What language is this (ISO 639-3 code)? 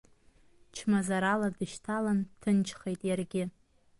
abk